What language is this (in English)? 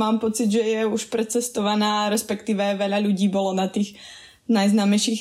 Slovak